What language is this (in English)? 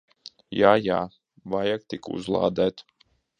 Latvian